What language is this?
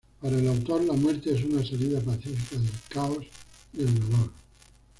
Spanish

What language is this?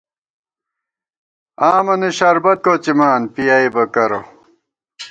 Gawar-Bati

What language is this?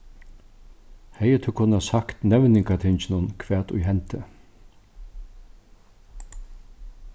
Faroese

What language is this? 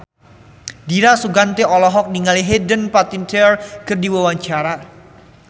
Sundanese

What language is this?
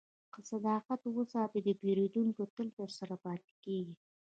Pashto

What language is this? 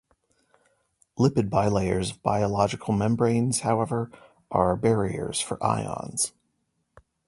English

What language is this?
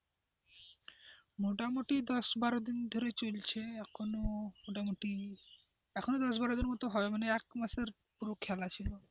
Bangla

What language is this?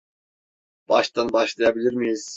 Turkish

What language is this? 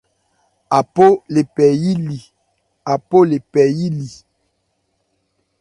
Ebrié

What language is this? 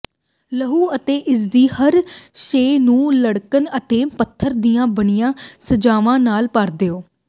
Punjabi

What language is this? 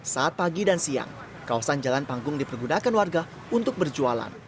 Indonesian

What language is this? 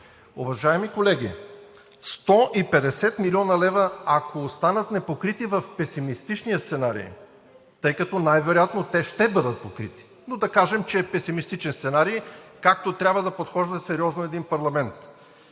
Bulgarian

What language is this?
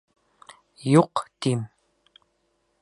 Bashkir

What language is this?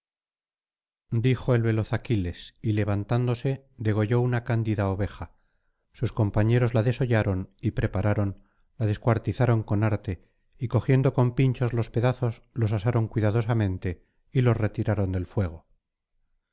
Spanish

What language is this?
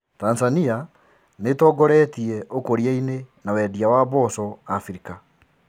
Kikuyu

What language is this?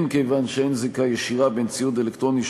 Hebrew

